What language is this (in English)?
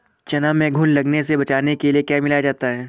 Hindi